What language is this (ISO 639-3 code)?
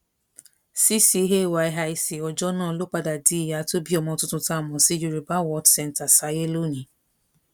yor